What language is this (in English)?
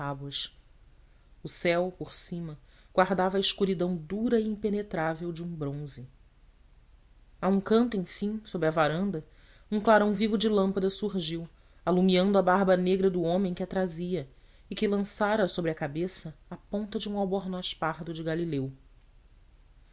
Portuguese